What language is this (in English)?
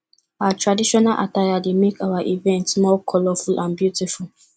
Nigerian Pidgin